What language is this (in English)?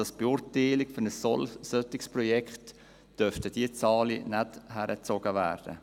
Swiss German